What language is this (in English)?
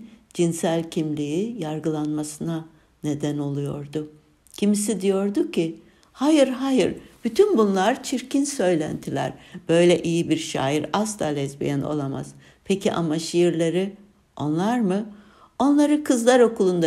Turkish